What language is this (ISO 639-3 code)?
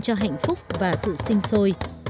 vie